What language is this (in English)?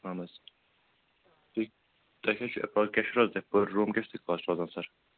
Kashmiri